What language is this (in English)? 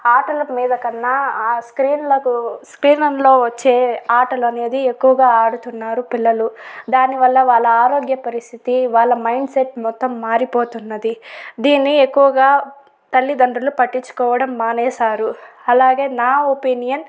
Telugu